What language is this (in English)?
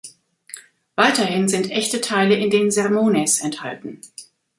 German